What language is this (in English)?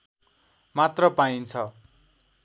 Nepali